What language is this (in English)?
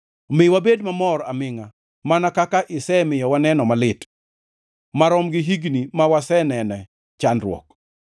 Luo (Kenya and Tanzania)